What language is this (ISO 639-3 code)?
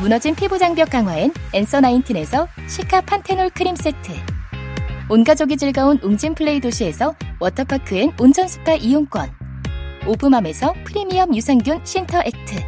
kor